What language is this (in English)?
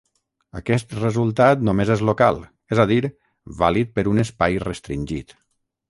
Catalan